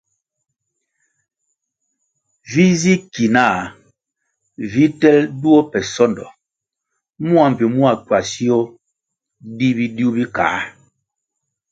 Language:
Kwasio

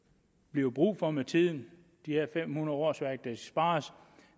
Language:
Danish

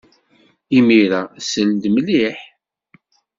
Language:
Kabyle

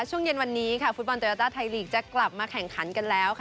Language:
Thai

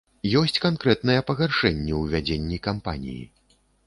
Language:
Belarusian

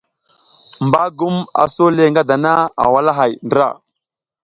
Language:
South Giziga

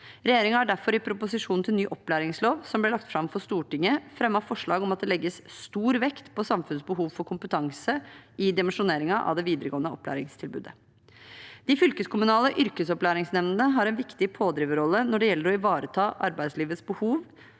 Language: Norwegian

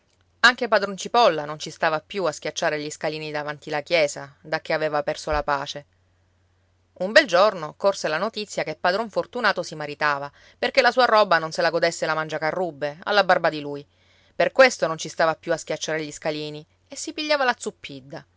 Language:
Italian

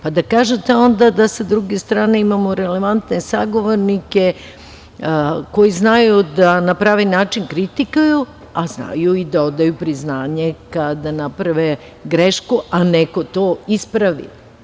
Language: Serbian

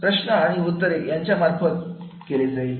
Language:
Marathi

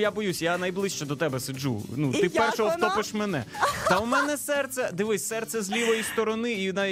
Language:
Ukrainian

